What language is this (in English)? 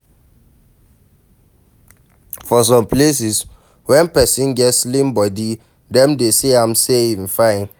Nigerian Pidgin